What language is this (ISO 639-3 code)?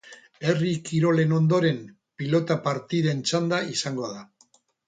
eus